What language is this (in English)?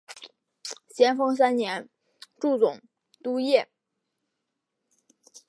Chinese